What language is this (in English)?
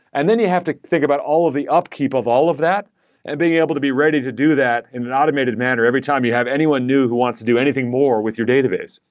English